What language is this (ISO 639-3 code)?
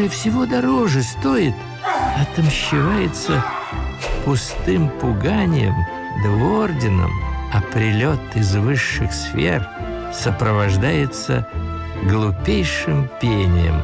rus